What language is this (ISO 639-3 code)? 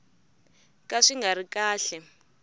tso